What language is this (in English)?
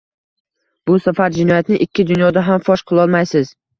Uzbek